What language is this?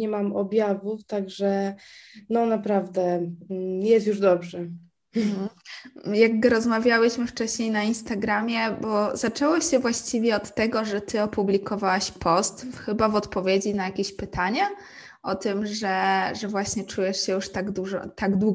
Polish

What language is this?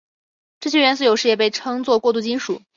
Chinese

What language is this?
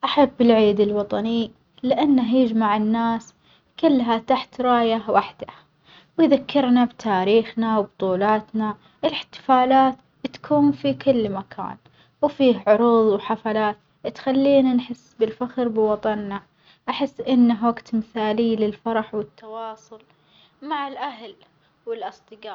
Omani Arabic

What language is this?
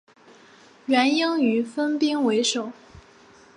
Chinese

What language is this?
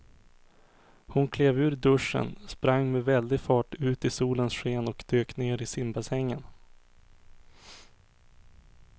Swedish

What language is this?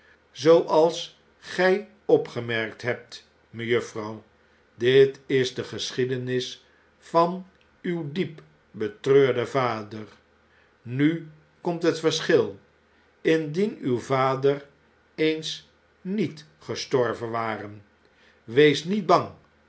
Dutch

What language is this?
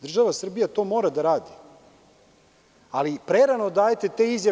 Serbian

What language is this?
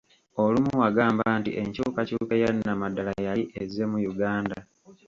Ganda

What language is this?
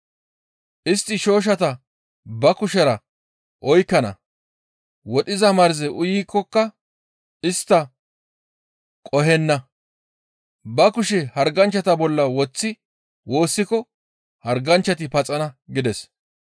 Gamo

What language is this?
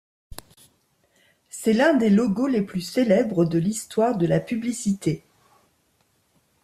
French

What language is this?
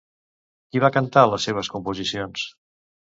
Catalan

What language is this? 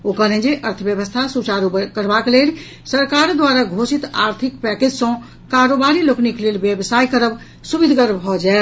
Maithili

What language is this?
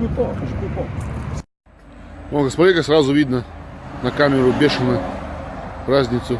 Russian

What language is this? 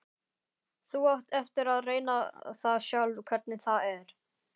Icelandic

